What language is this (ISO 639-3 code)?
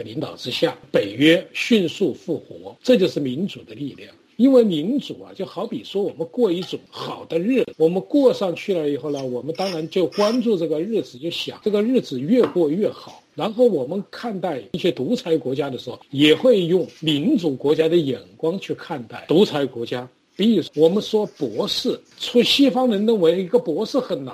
zho